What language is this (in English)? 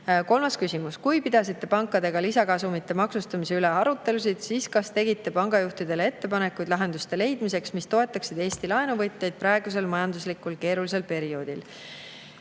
Estonian